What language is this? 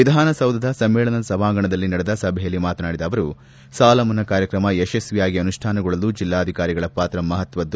Kannada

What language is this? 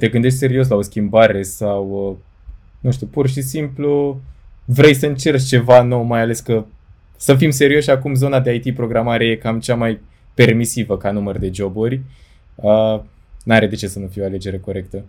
Romanian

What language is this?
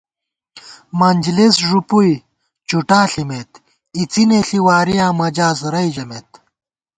Gawar-Bati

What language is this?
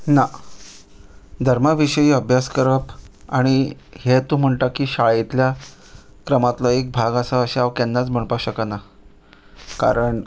Konkani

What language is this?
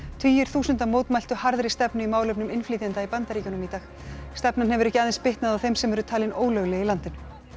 Icelandic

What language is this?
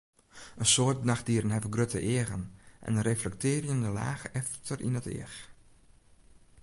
Western Frisian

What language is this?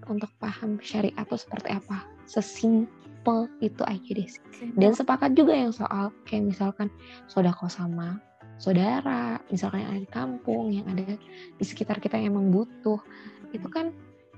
Indonesian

